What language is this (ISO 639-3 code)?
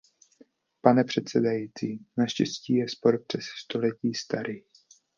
ces